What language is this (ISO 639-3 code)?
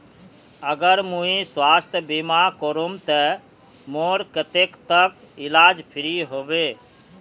mag